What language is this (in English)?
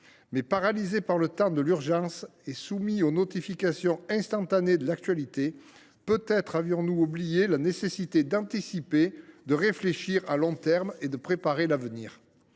French